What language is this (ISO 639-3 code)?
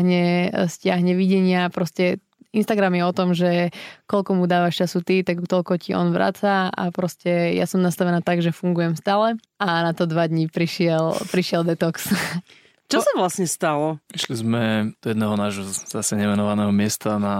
slk